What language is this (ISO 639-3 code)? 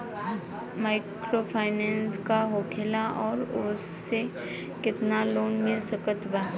bho